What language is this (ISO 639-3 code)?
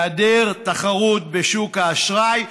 heb